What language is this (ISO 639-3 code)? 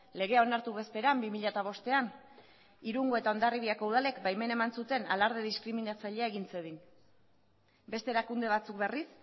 eus